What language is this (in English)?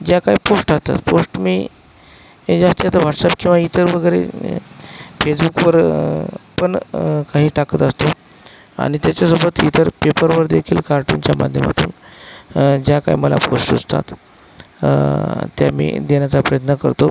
Marathi